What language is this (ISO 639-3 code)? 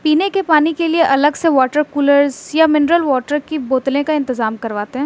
urd